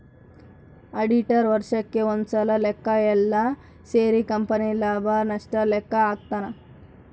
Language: Kannada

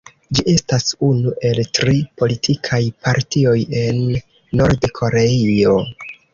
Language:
Esperanto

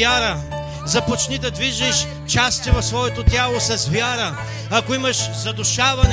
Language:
Bulgarian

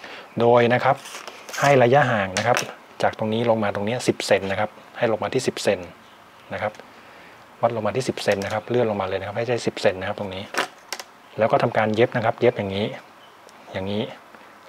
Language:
Thai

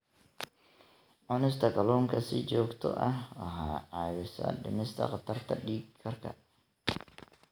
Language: Somali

